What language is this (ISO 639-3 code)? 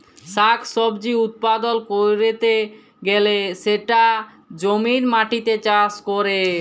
ben